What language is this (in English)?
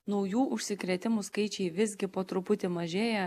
Lithuanian